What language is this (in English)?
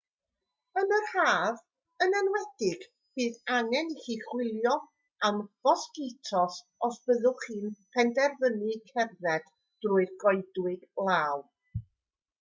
Welsh